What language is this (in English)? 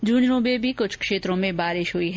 Hindi